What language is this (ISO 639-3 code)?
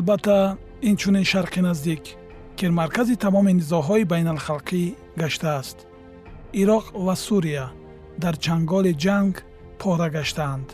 fas